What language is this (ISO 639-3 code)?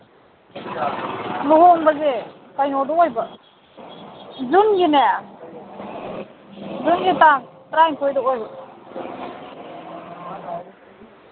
mni